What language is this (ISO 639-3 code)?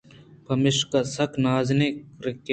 bgp